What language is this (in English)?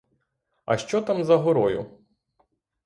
Ukrainian